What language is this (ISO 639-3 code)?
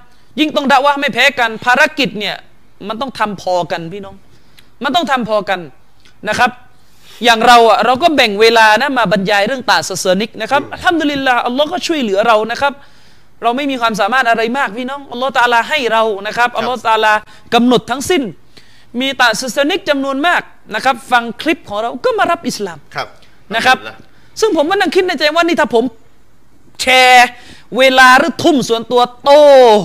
tha